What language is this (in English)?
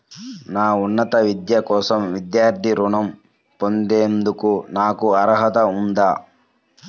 Telugu